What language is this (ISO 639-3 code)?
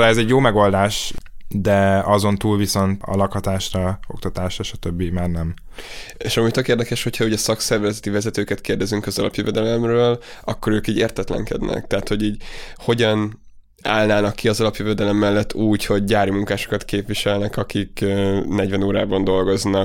hun